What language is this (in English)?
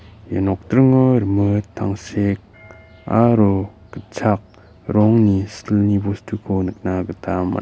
Garo